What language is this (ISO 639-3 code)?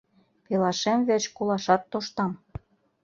chm